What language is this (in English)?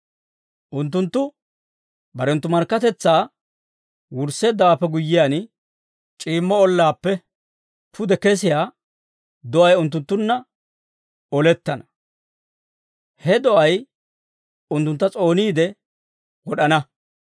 Dawro